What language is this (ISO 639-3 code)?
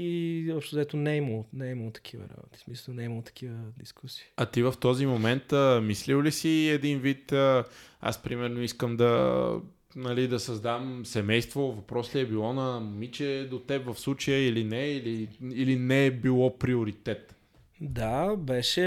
bul